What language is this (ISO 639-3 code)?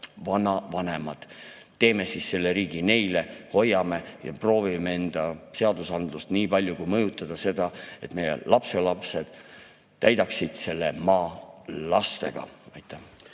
est